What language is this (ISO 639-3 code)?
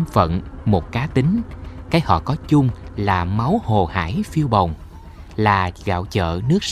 vie